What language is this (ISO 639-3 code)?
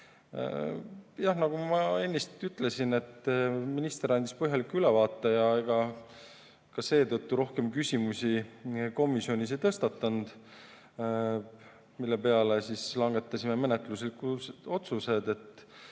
est